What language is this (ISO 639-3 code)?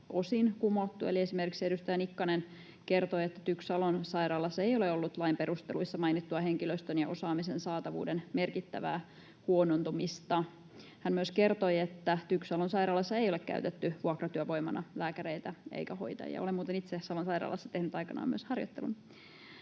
fin